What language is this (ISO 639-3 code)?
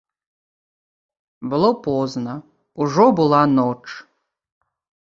bel